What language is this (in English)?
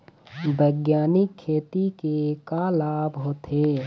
Chhattisgarhi